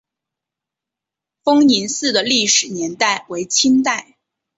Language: Chinese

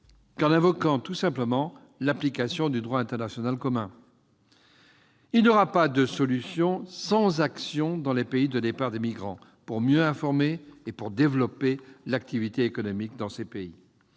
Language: French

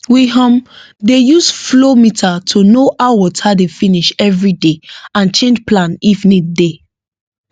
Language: Nigerian Pidgin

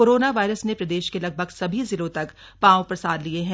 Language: Hindi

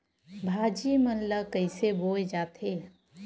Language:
Chhattisgarhi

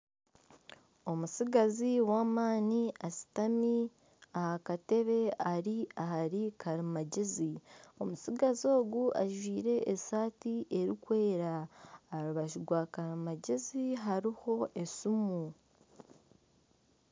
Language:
Nyankole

